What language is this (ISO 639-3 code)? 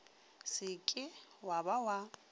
nso